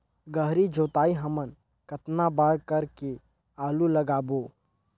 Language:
Chhattisgarhi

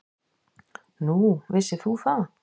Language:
Icelandic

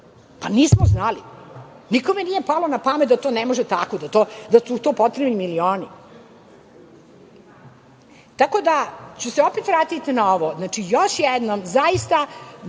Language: Serbian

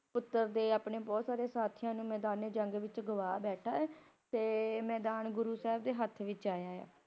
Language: Punjabi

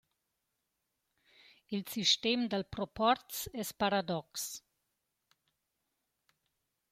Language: Romansh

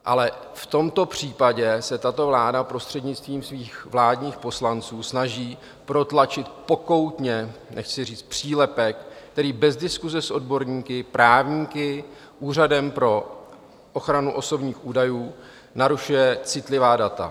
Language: Czech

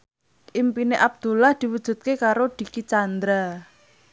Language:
Javanese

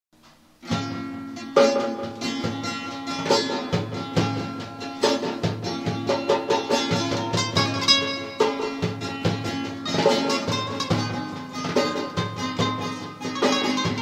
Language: Indonesian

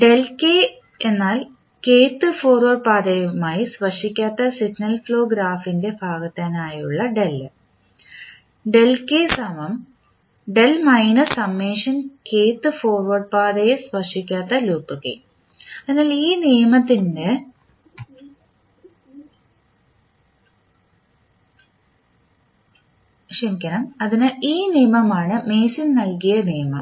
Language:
Malayalam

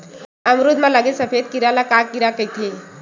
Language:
Chhattisgarhi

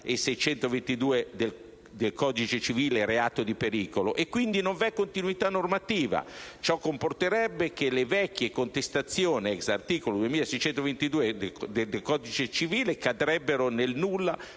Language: Italian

